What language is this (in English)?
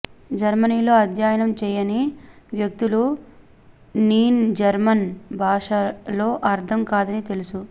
Telugu